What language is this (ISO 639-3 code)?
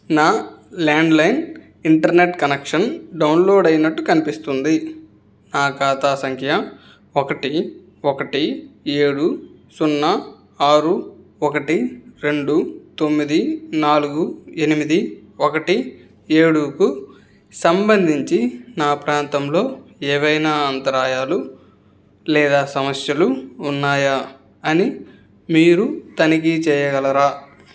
tel